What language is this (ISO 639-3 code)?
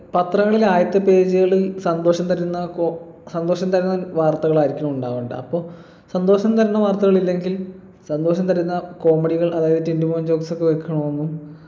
mal